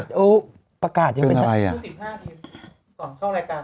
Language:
Thai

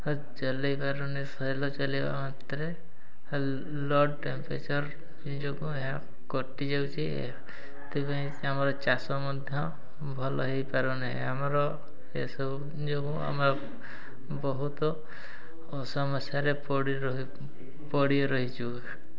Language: Odia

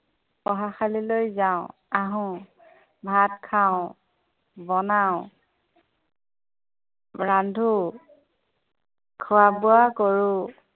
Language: Assamese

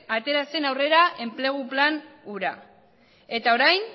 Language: Basque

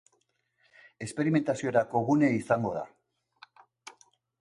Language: Basque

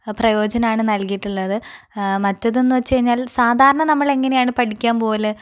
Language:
Malayalam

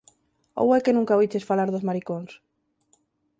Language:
Galician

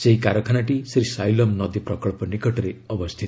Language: Odia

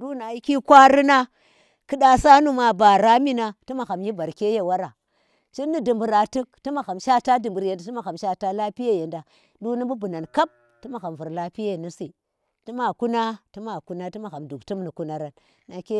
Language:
Tera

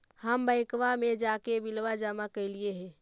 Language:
Magahi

